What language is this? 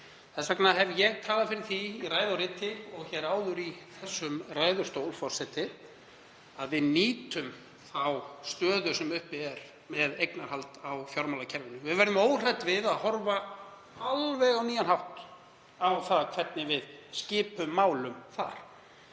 Icelandic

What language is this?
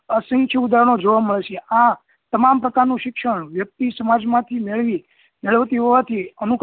Gujarati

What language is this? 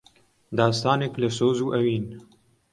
Central Kurdish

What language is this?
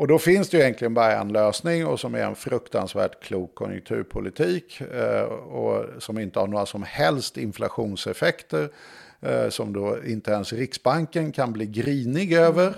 Swedish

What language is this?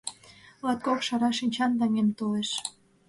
Mari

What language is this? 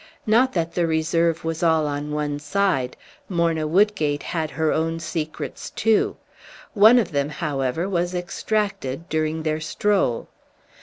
English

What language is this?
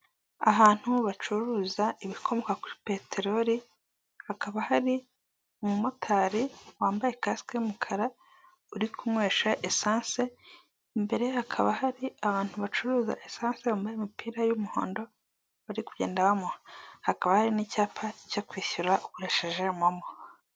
Kinyarwanda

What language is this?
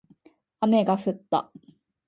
Japanese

